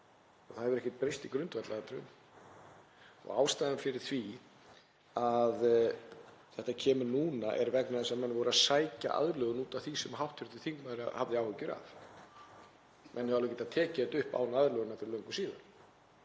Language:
Icelandic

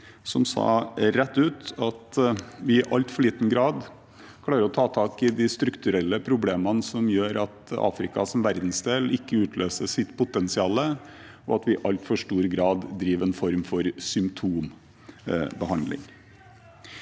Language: Norwegian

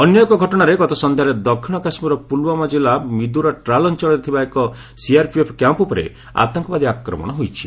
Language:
Odia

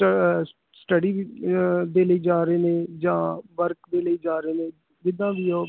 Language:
Punjabi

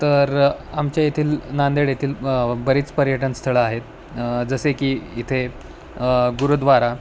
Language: Marathi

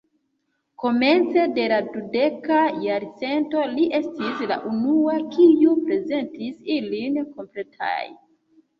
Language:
Esperanto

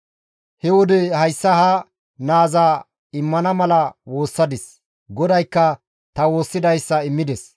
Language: Gamo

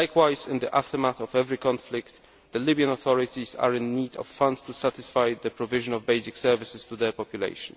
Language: English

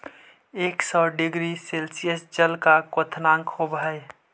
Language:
Magahi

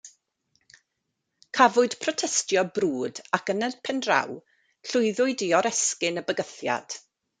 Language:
Welsh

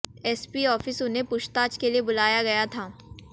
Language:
Hindi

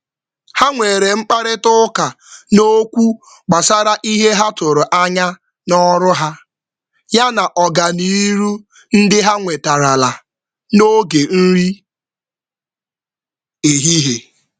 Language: Igbo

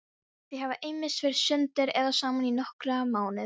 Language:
Icelandic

